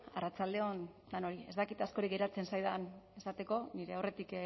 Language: Basque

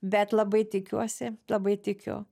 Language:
Lithuanian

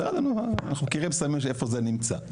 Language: Hebrew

